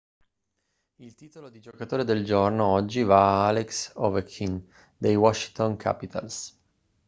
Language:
Italian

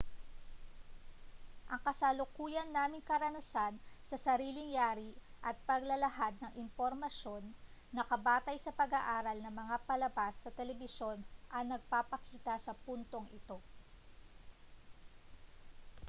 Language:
Filipino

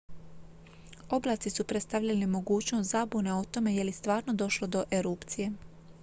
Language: Croatian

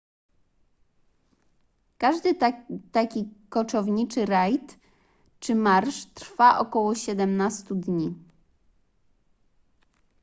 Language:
Polish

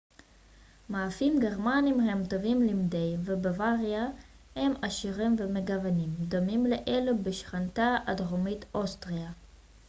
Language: Hebrew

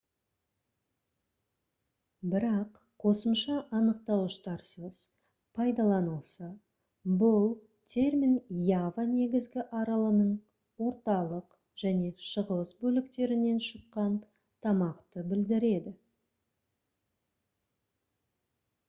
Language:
Kazakh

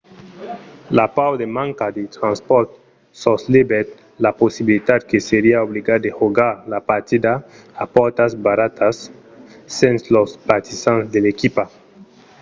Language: Occitan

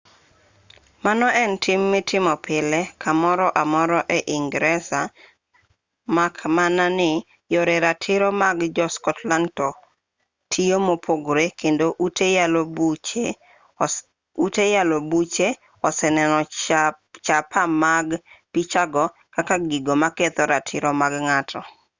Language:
Luo (Kenya and Tanzania)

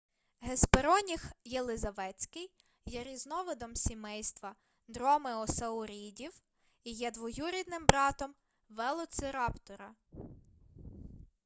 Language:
Ukrainian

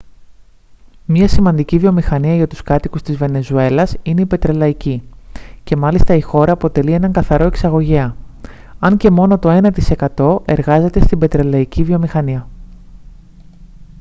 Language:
Greek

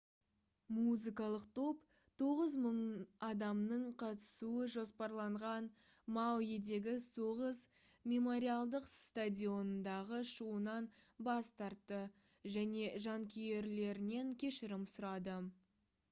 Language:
Kazakh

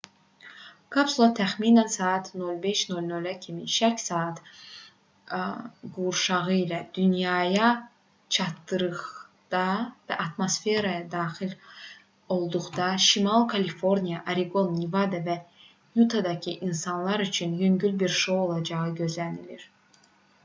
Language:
Azerbaijani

